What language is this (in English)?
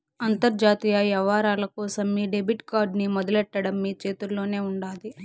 Telugu